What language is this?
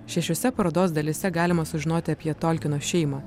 Lithuanian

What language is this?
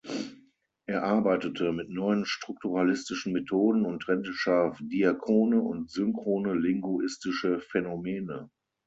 German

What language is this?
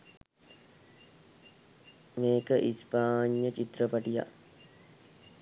Sinhala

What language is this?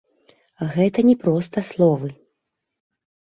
Belarusian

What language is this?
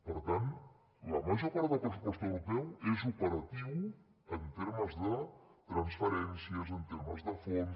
Catalan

